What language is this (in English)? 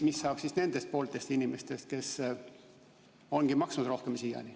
Estonian